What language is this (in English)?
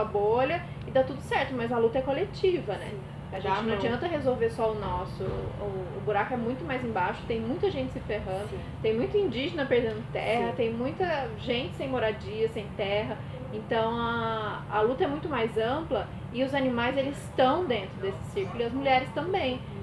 Portuguese